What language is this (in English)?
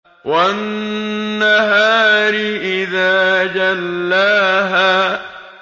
Arabic